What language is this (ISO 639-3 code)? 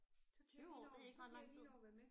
dan